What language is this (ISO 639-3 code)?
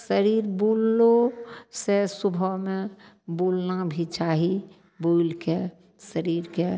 mai